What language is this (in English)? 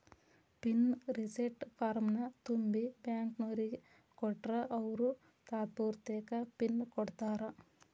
Kannada